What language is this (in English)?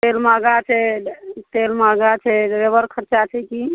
Maithili